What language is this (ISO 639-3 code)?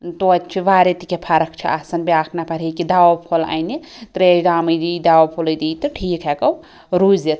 kas